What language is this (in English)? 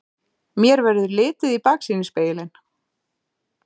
Icelandic